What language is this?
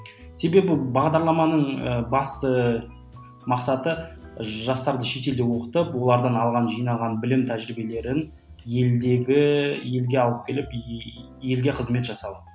Kazakh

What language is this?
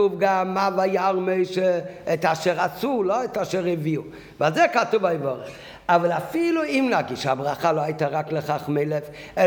Hebrew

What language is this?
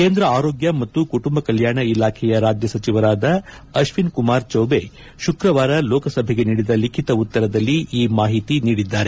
Kannada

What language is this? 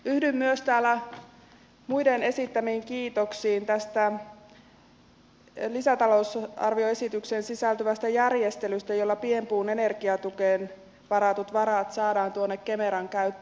Finnish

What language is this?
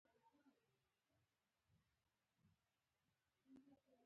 Pashto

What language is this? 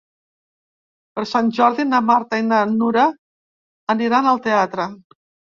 Catalan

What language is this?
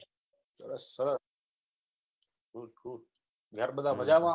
Gujarati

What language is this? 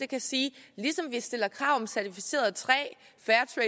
Danish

